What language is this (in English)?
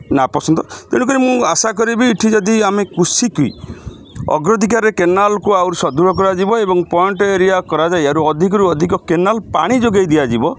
Odia